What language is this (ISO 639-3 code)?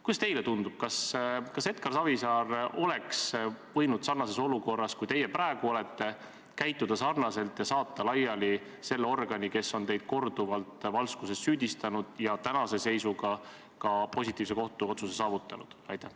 est